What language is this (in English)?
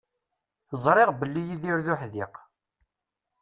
Kabyle